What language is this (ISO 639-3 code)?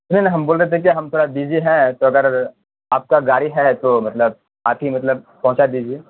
urd